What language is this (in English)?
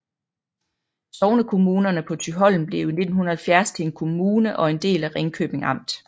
Danish